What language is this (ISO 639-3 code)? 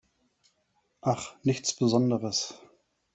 deu